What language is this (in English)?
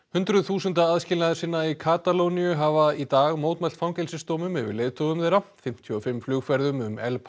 Icelandic